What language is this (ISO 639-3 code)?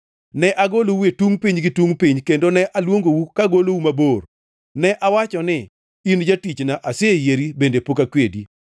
luo